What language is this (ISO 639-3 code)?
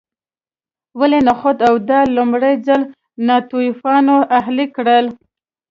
pus